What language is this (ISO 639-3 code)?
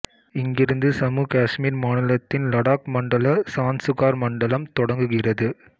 tam